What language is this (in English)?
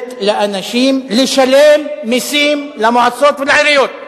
Hebrew